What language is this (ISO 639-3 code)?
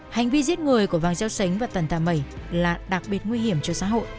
vie